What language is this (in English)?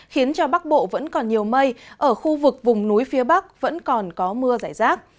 Vietnamese